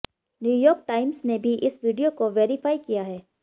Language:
Hindi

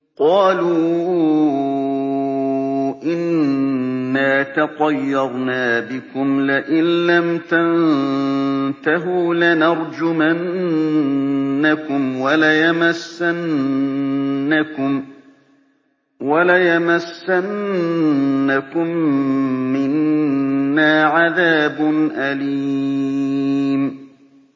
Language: Arabic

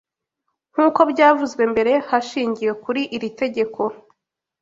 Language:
Kinyarwanda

